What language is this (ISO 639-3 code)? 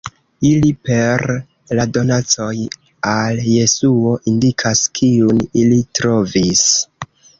epo